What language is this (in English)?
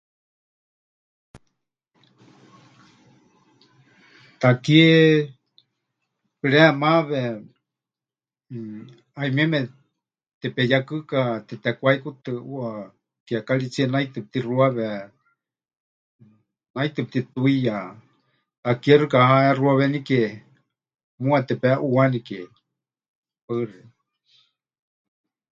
Huichol